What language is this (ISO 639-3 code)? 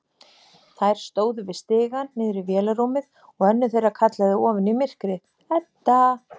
isl